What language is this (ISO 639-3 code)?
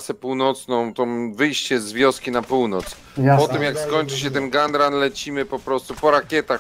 pol